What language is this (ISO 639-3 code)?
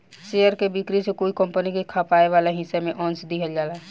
bho